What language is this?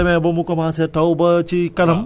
Wolof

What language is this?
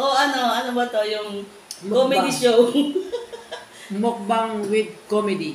Filipino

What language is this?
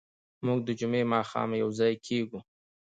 Pashto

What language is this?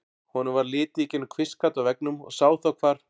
Icelandic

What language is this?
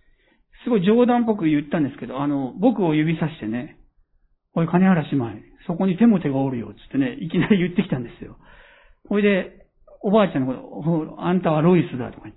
Japanese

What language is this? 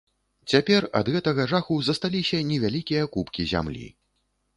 Belarusian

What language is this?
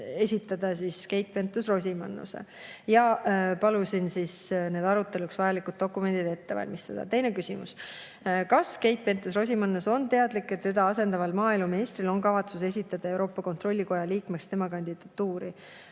Estonian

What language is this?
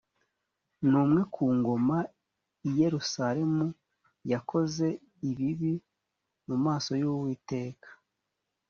Kinyarwanda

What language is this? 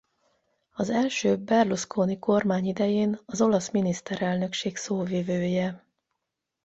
Hungarian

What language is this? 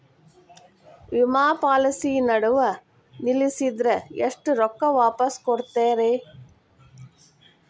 Kannada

